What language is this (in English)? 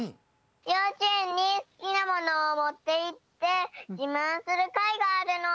Japanese